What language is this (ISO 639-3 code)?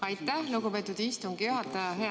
est